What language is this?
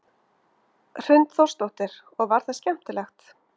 Icelandic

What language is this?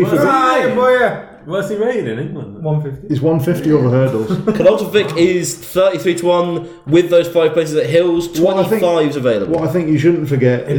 English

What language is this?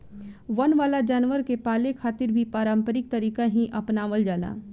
Bhojpuri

